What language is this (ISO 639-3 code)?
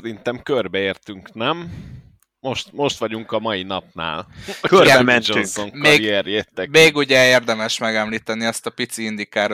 hun